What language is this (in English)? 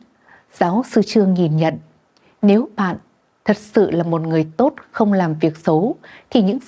Vietnamese